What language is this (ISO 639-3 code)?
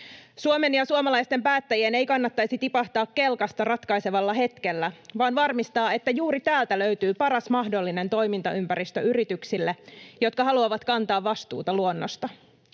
fin